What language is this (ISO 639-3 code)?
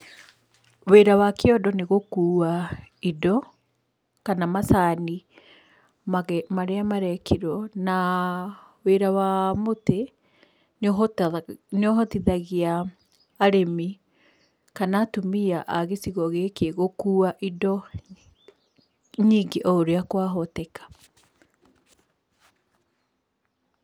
kik